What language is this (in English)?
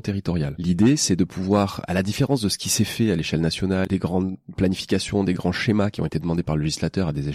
French